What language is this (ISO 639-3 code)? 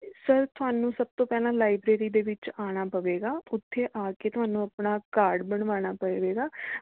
pan